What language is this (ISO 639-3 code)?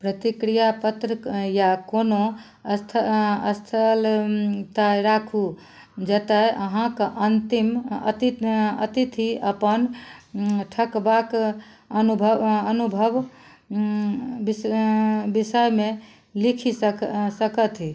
mai